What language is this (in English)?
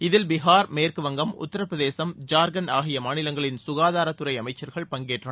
Tamil